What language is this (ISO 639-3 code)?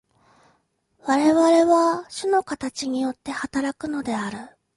jpn